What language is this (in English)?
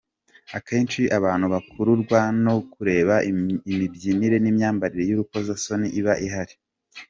Kinyarwanda